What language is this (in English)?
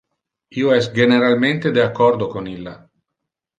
Interlingua